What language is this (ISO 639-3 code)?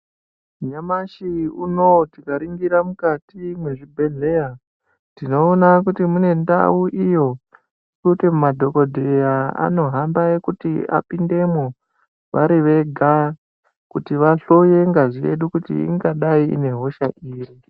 ndc